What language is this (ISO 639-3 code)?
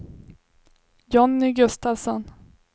swe